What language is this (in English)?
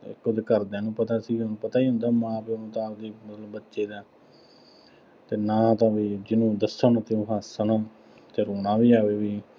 Punjabi